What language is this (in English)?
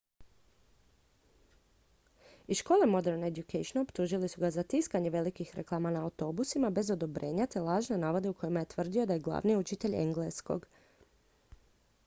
Croatian